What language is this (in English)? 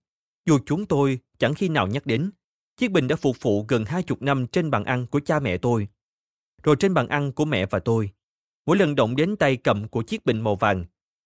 Vietnamese